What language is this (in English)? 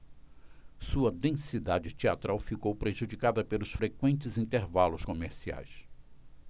Portuguese